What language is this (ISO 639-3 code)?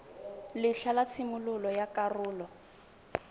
tsn